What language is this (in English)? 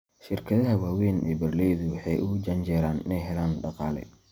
Somali